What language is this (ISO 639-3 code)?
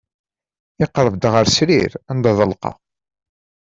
kab